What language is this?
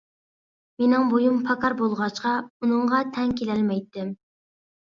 Uyghur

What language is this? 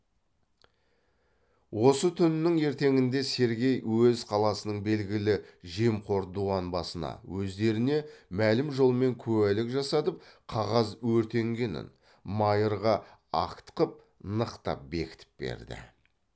Kazakh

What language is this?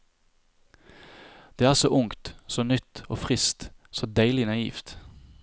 Norwegian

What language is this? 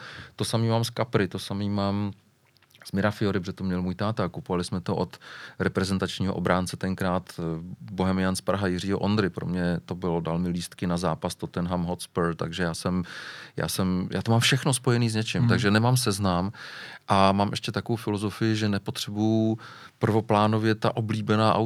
Czech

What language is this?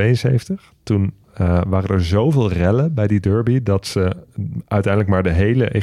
Dutch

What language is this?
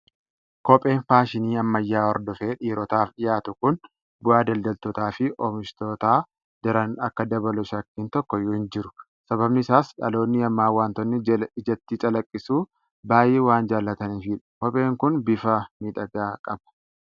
Oromo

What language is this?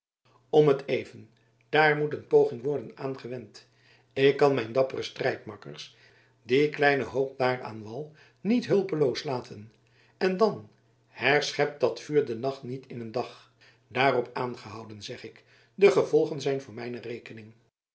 Dutch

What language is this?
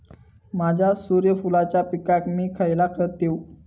Marathi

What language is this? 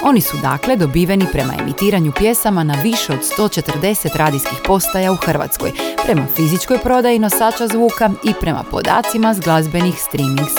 Croatian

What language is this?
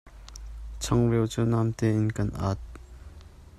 Hakha Chin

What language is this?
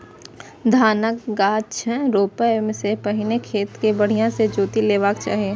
Maithili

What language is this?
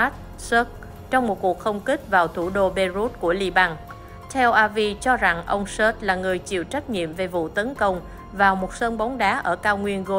Vietnamese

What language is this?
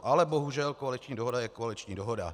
Czech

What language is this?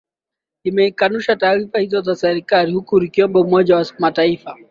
Swahili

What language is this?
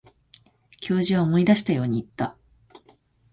Japanese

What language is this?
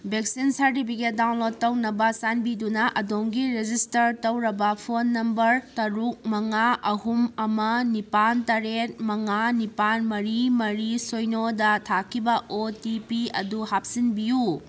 Manipuri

